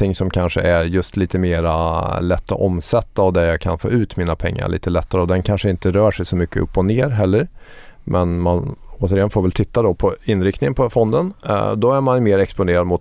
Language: Swedish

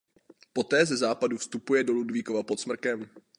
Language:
Czech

